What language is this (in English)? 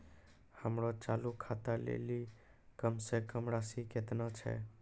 Maithili